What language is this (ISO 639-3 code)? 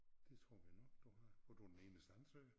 dan